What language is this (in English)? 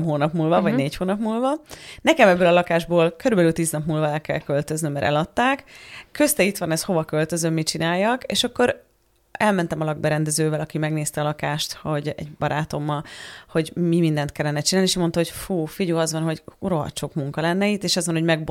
Hungarian